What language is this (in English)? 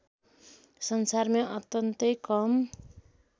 Nepali